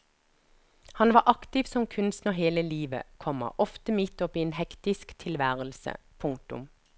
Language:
Norwegian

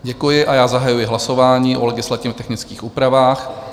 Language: Czech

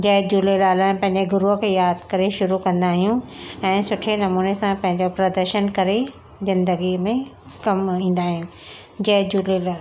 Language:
Sindhi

